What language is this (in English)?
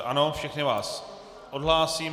Czech